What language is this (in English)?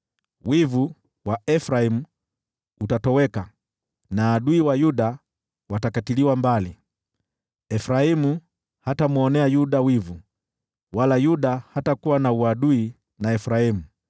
Swahili